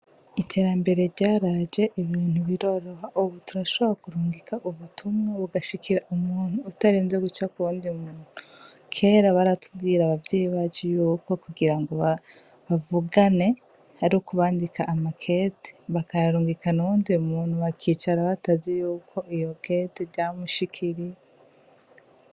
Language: Rundi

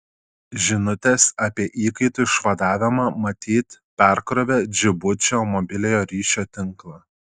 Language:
Lithuanian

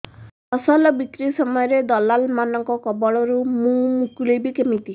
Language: Odia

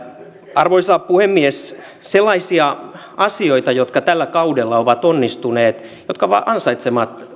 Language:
Finnish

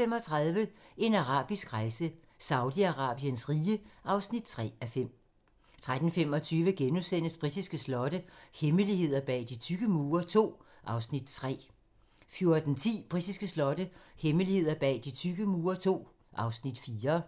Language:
Danish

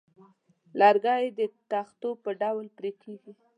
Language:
Pashto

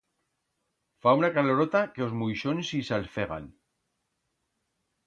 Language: Aragonese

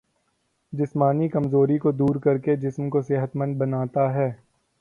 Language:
Urdu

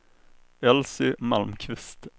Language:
Swedish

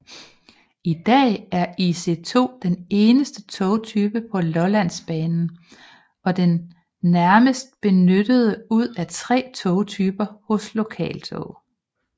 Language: Danish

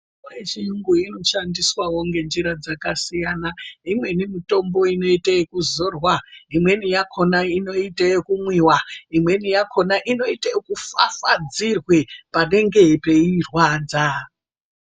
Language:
Ndau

